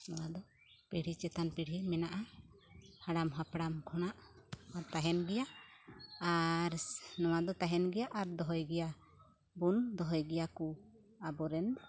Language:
Santali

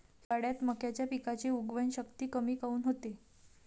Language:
Marathi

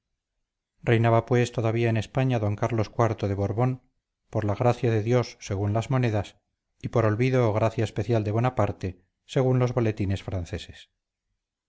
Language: Spanish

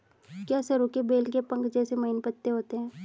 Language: Hindi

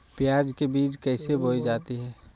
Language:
Magahi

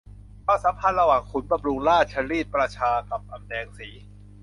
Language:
Thai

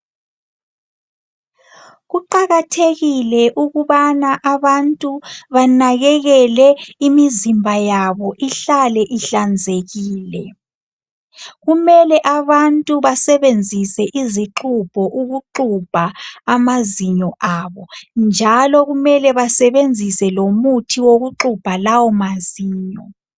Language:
North Ndebele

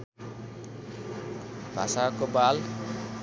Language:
Nepali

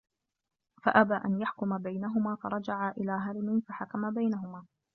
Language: Arabic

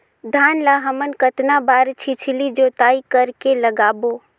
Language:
Chhattisgarhi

